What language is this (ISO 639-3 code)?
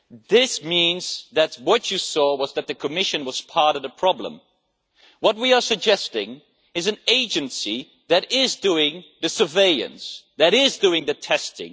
eng